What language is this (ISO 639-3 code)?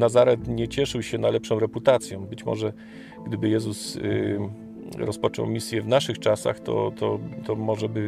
pol